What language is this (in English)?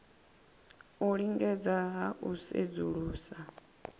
Venda